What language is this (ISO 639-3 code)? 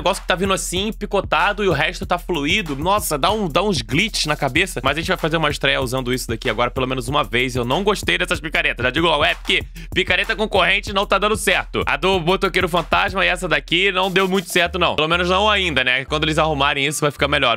por